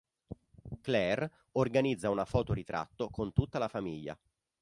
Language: Italian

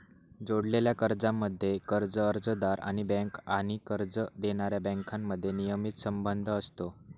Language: Marathi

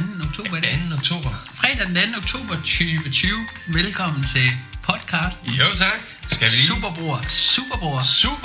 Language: Danish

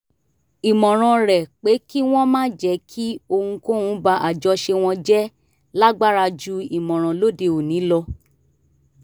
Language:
Yoruba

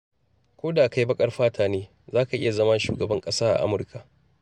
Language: Hausa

